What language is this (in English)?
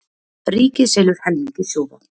Icelandic